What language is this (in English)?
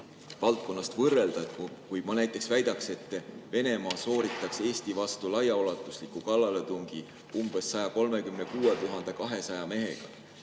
Estonian